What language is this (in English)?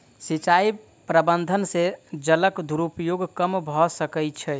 Maithili